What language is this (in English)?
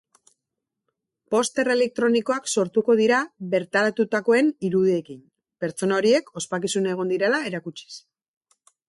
Basque